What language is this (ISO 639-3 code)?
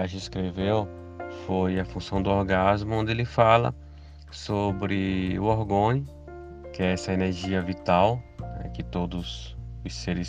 por